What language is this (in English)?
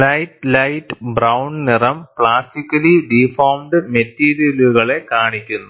Malayalam